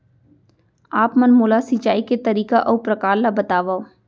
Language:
Chhattisgarhi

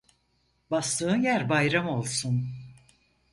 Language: Turkish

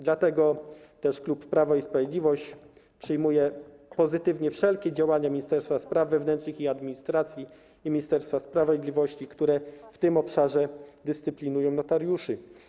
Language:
Polish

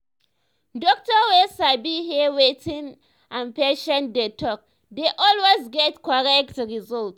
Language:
Nigerian Pidgin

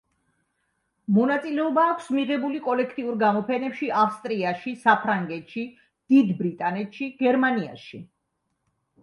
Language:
Georgian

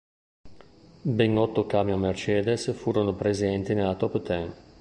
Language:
Italian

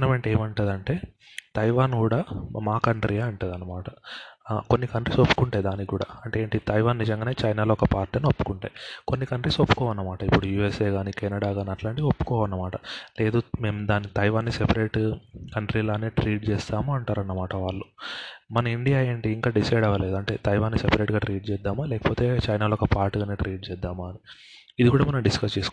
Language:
Telugu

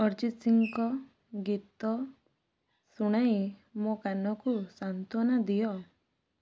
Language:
Odia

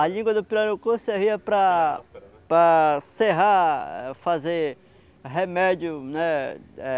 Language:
Portuguese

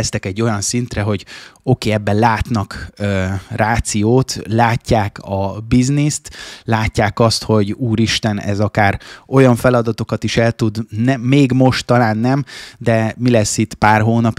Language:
Hungarian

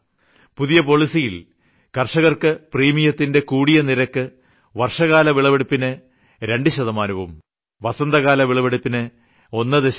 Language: Malayalam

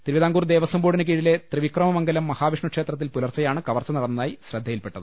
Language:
Malayalam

